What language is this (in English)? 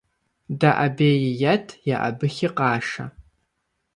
Kabardian